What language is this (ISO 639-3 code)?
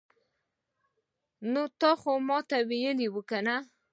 pus